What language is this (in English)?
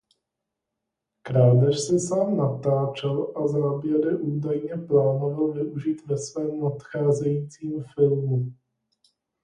Czech